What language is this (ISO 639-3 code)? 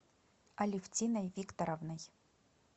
rus